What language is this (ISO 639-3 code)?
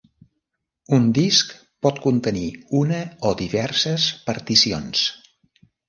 cat